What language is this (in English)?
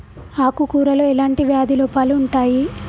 Telugu